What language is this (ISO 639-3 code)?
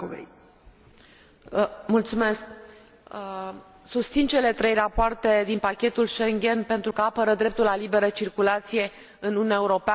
ron